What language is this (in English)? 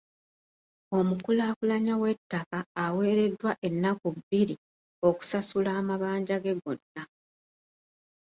Ganda